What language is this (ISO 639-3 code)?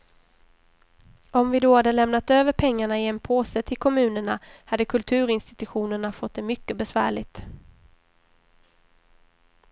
swe